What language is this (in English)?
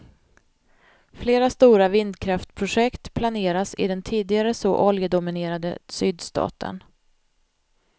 Swedish